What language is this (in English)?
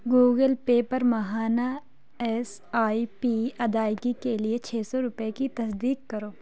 Urdu